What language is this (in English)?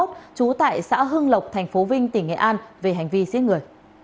Vietnamese